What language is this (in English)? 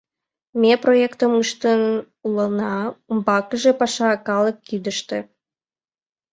Mari